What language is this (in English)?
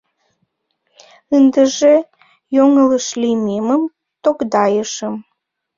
Mari